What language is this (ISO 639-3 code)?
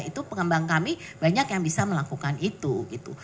ind